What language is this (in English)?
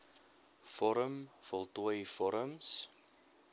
Afrikaans